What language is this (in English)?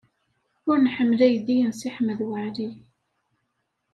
Kabyle